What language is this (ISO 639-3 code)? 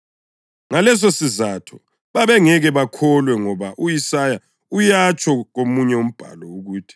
nde